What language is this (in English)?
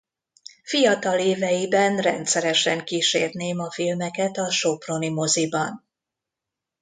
Hungarian